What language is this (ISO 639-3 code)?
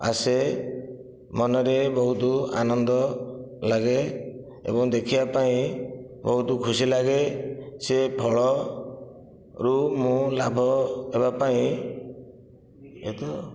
ori